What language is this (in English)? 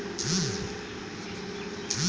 Magahi